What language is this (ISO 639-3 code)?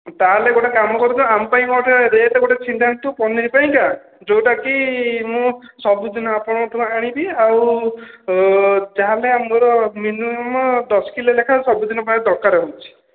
ori